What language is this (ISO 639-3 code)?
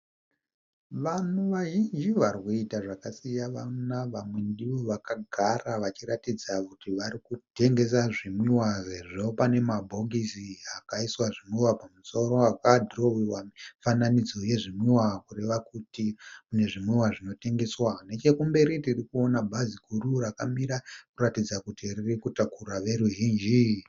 sna